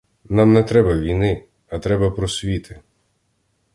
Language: Ukrainian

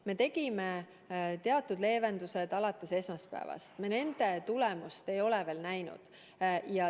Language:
Estonian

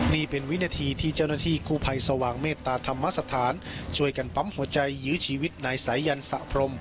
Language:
Thai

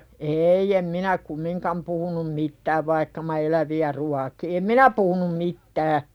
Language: Finnish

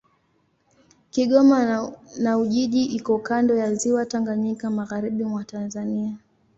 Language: Swahili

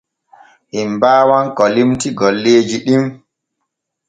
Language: Borgu Fulfulde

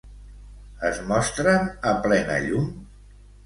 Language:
Catalan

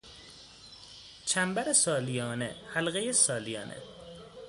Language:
Persian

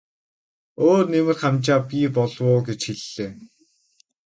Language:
Mongolian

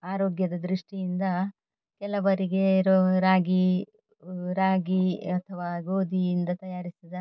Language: Kannada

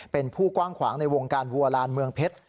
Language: Thai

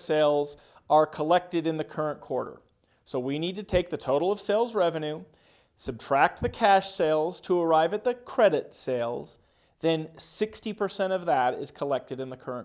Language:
English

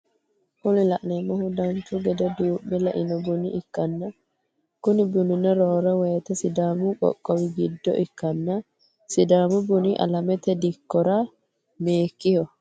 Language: Sidamo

